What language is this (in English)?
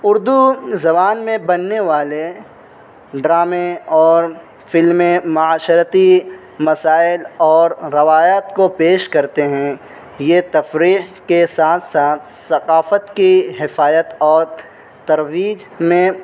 Urdu